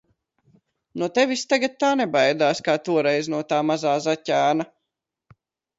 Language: Latvian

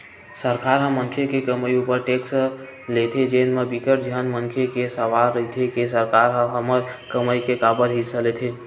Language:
Chhattisgarhi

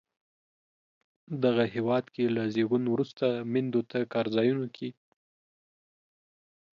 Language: Pashto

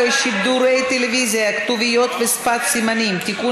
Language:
Hebrew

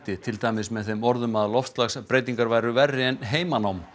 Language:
Icelandic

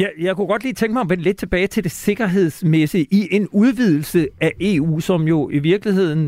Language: Danish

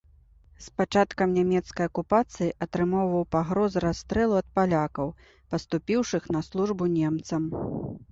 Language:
Belarusian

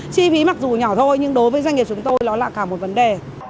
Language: Vietnamese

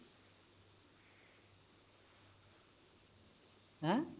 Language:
Punjabi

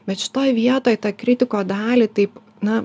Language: Lithuanian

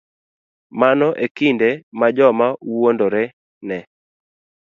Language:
Luo (Kenya and Tanzania)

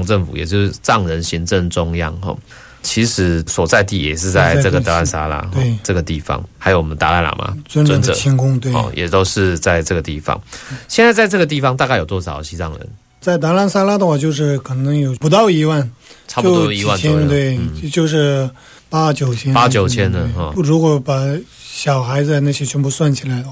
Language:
Chinese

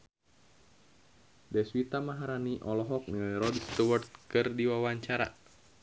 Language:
Sundanese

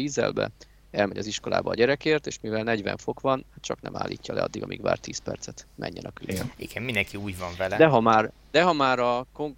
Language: Hungarian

